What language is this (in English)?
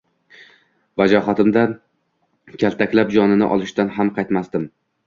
Uzbek